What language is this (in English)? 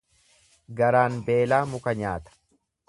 Oromo